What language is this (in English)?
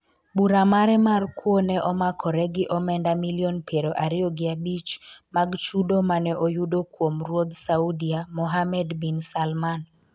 Luo (Kenya and Tanzania)